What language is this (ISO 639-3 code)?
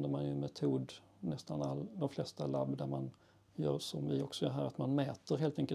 swe